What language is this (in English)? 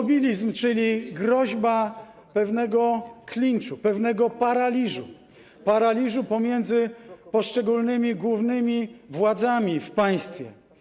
Polish